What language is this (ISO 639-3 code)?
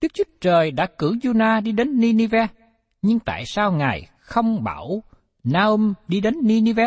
vie